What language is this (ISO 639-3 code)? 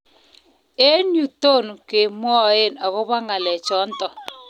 kln